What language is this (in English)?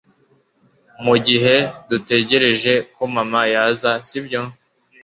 Kinyarwanda